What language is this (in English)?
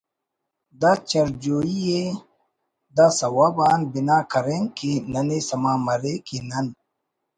Brahui